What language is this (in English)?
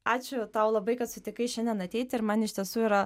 Lithuanian